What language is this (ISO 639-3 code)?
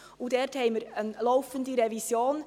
gsw